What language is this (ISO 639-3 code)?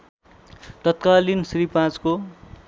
nep